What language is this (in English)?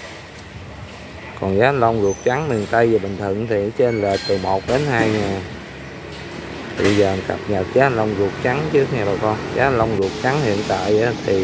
Vietnamese